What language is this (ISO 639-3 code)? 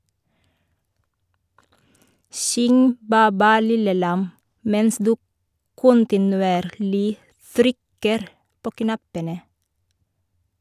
nor